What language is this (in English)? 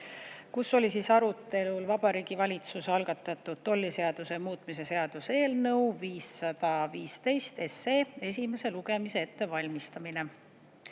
Estonian